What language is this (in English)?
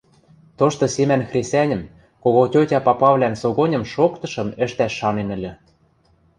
Western Mari